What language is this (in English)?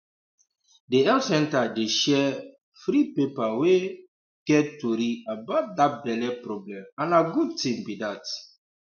Nigerian Pidgin